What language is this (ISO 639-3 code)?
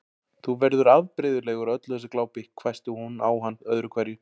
isl